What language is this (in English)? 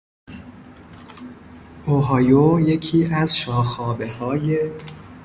Persian